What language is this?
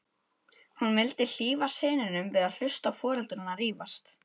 Icelandic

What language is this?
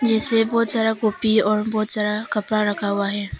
Hindi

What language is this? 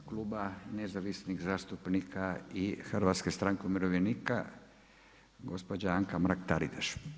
Croatian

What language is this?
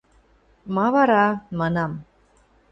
Western Mari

